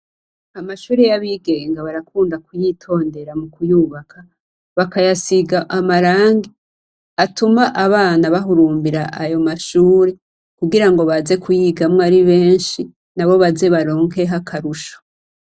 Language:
Rundi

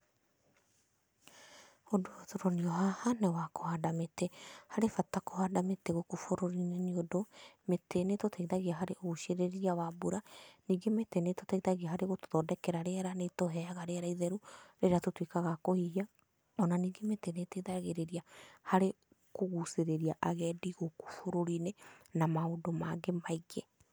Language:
Kikuyu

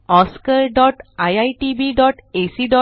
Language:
Marathi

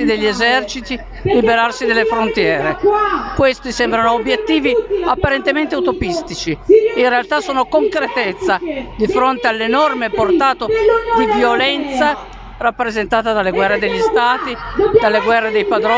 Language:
Italian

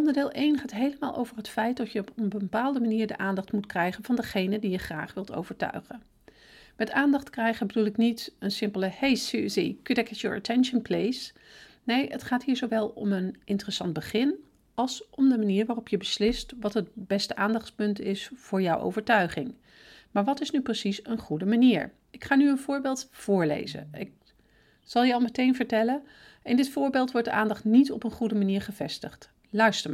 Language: Dutch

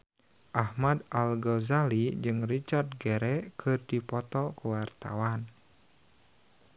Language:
Sundanese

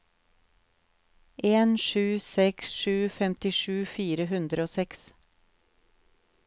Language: Norwegian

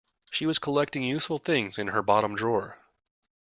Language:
English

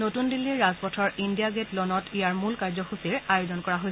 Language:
Assamese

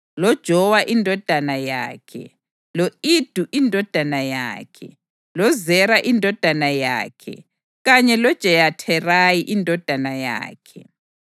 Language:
North Ndebele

